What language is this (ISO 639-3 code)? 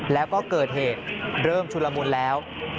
tha